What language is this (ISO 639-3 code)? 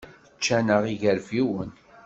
kab